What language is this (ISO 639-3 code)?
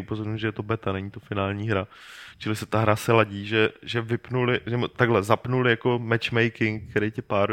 ces